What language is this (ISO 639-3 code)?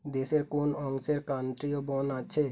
ben